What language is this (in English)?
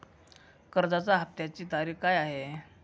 Marathi